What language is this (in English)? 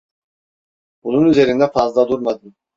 Turkish